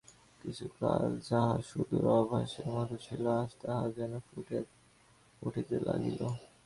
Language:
Bangla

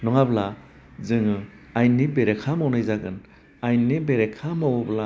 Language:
Bodo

